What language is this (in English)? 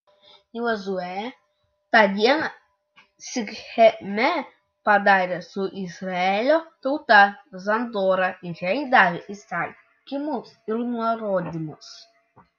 Lithuanian